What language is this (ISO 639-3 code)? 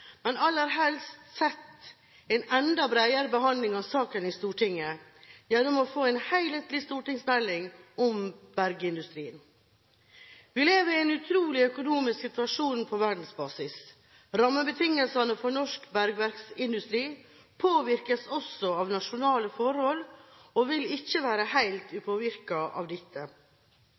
nob